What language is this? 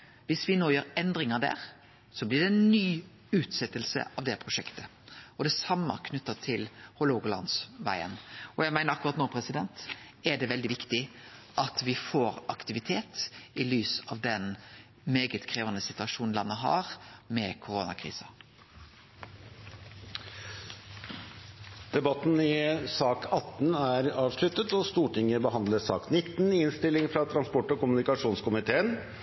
Norwegian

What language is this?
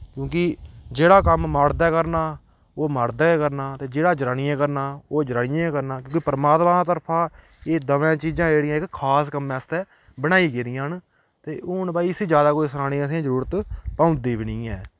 Dogri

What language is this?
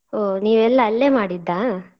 Kannada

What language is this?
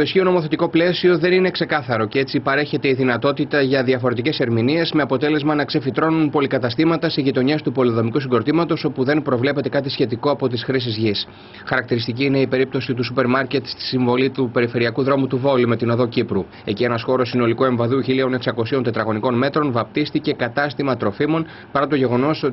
Greek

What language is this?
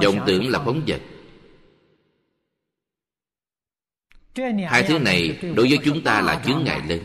Vietnamese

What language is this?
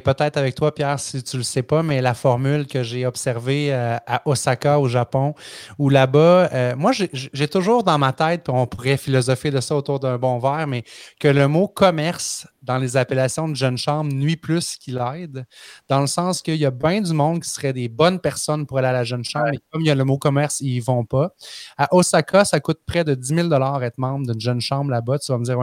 French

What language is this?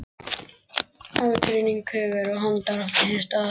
Icelandic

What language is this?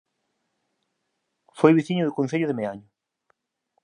Galician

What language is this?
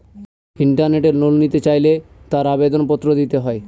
Bangla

